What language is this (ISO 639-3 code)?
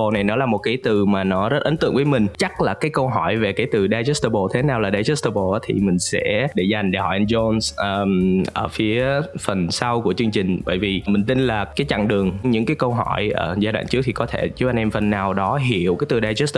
vie